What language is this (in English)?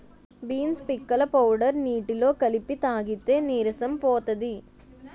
Telugu